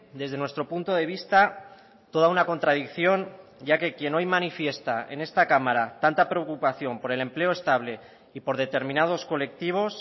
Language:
Spanish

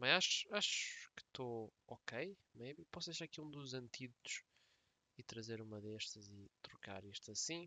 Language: Portuguese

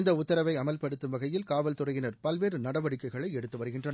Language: Tamil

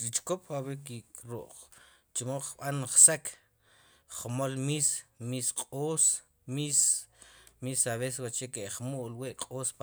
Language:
Sipacapense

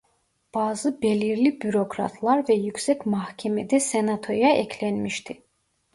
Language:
Turkish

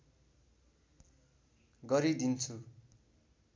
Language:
Nepali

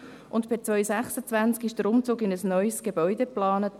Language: Swiss German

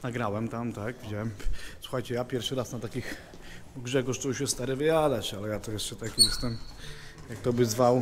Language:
Polish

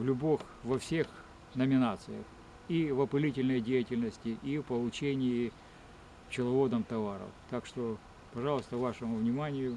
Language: Russian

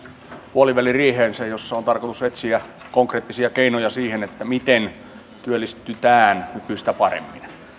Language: Finnish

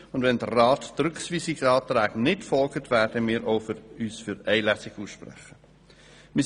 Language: Swiss German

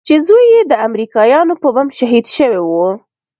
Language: Pashto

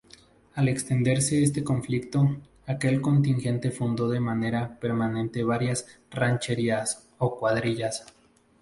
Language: Spanish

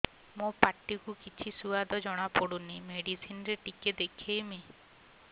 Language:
Odia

